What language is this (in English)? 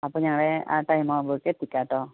Malayalam